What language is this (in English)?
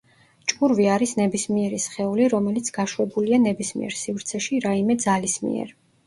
Georgian